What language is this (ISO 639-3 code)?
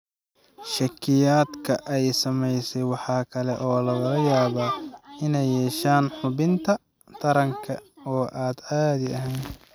som